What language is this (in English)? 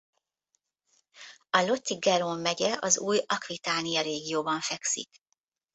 Hungarian